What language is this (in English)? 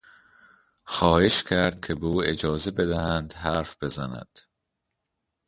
Persian